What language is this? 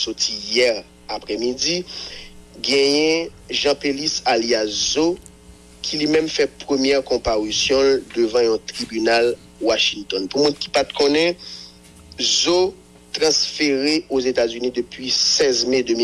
French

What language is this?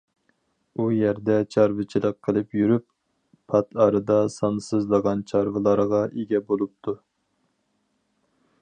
Uyghur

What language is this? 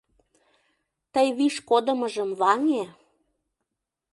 Mari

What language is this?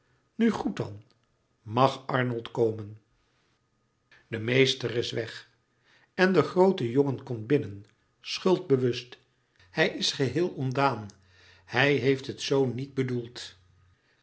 Dutch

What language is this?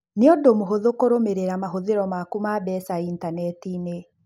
Kikuyu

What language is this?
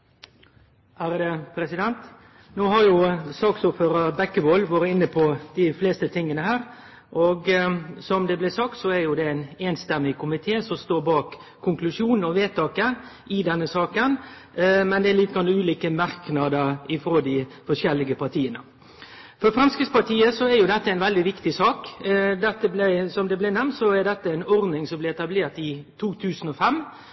Norwegian Nynorsk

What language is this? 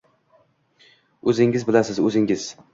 Uzbek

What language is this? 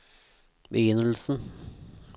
Norwegian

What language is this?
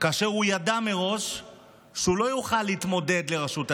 Hebrew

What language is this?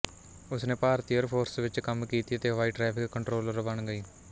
Punjabi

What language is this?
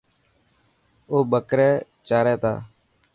Dhatki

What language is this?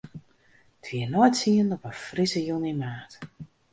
Western Frisian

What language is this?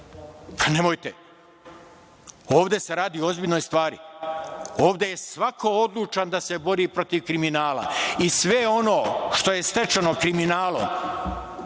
Serbian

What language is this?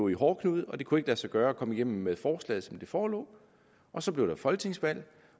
Danish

